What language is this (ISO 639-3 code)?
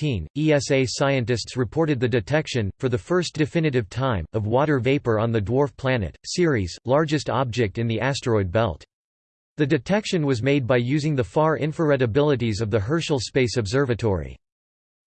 eng